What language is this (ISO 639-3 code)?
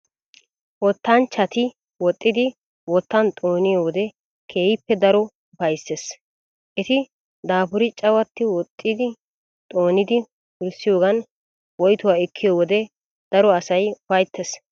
wal